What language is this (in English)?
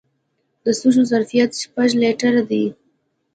Pashto